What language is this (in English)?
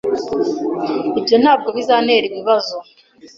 Kinyarwanda